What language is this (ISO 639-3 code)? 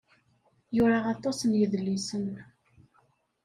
kab